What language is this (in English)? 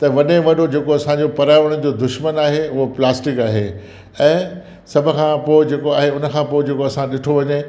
Sindhi